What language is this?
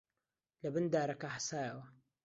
Central Kurdish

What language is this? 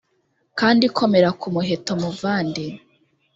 Kinyarwanda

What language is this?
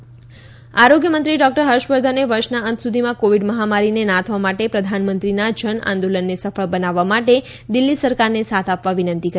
Gujarati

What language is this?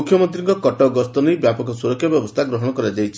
Odia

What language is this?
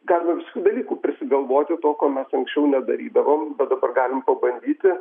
Lithuanian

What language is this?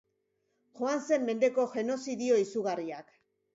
Basque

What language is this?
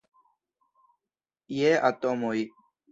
Esperanto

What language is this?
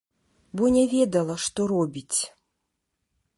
Belarusian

